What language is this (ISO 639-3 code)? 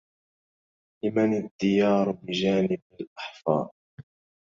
ara